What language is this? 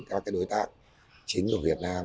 Vietnamese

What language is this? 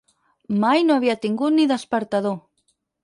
Catalan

